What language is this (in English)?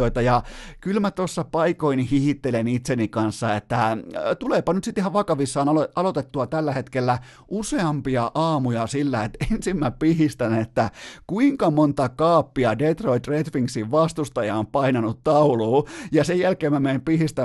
Finnish